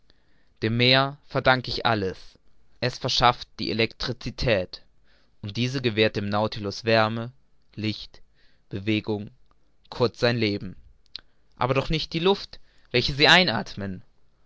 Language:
German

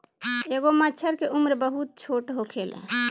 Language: Bhojpuri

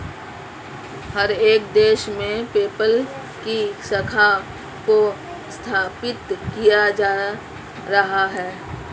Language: Hindi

